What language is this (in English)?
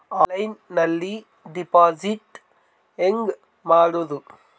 Kannada